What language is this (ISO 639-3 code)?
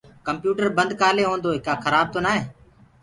ggg